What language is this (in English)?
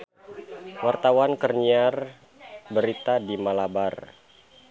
Sundanese